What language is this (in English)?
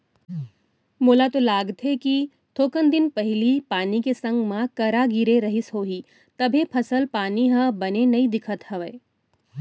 Chhattisgarhi